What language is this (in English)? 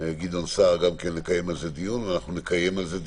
Hebrew